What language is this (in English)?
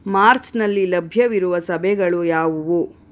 Kannada